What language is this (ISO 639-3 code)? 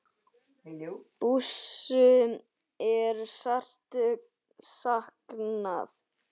isl